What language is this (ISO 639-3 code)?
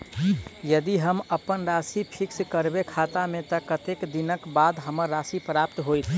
mai